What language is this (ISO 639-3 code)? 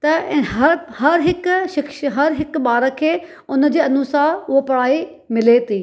snd